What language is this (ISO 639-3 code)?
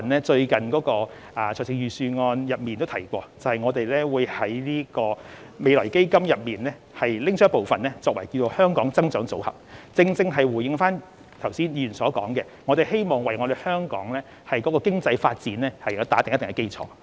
yue